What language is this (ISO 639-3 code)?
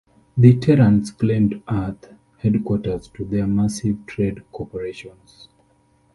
eng